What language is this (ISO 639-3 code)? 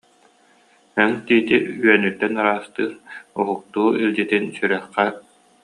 sah